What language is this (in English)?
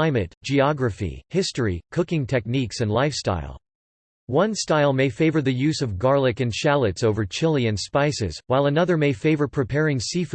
English